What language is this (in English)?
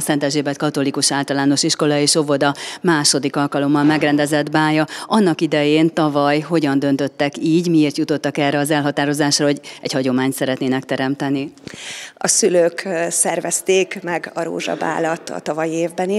Hungarian